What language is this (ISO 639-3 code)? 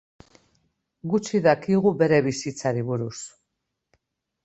eus